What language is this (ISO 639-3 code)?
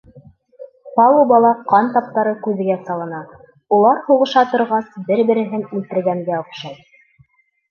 bak